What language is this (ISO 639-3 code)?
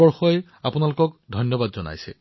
asm